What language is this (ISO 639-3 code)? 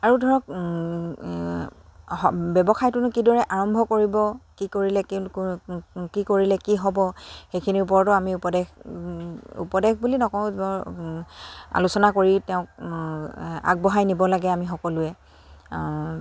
asm